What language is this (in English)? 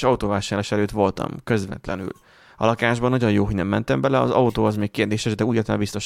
Hungarian